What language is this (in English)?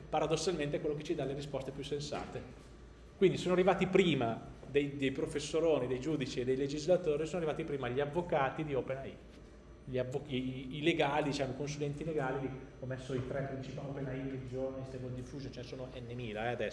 Italian